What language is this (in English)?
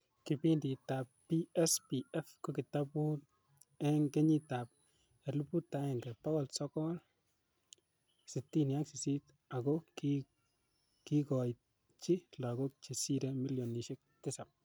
Kalenjin